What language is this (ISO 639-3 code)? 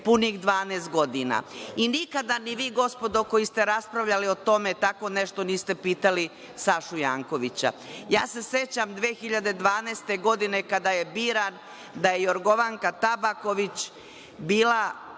srp